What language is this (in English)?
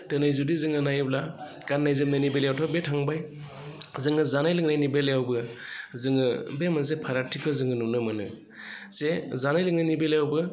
Bodo